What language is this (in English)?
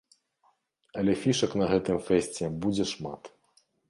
Belarusian